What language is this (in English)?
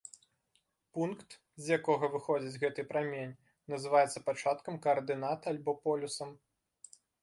Belarusian